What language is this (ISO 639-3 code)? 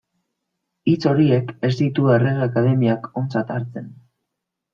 eus